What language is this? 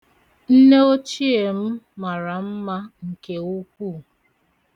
Igbo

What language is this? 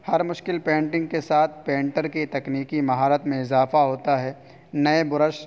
Urdu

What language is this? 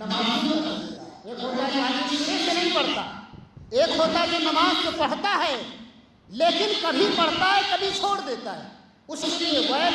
Urdu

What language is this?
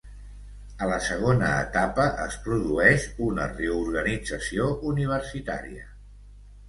Catalan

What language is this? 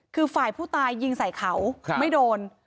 Thai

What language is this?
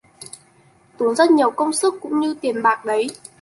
Vietnamese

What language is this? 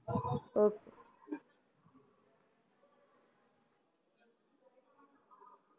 Punjabi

